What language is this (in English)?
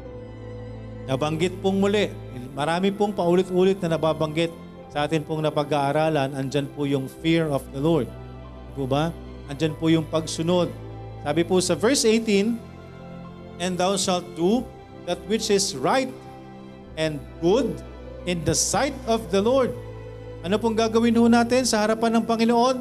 Filipino